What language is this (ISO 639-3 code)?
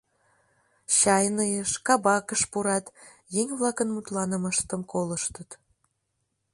chm